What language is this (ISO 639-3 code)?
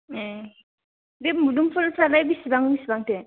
brx